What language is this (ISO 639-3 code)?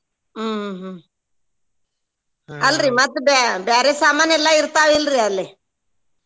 kan